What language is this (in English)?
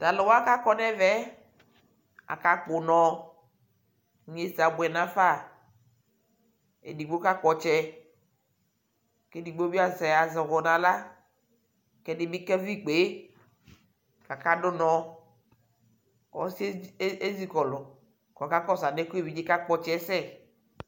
Ikposo